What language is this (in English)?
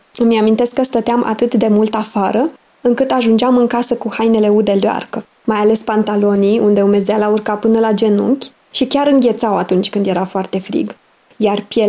Romanian